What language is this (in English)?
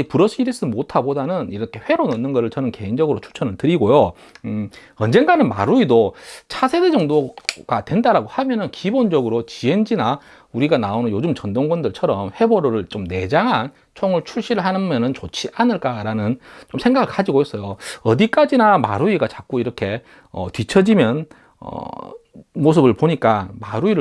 Korean